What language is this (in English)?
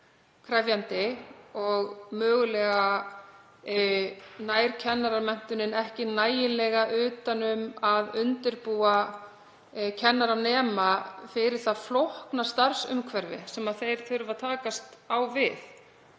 Icelandic